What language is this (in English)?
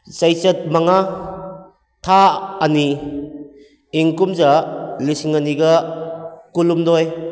Manipuri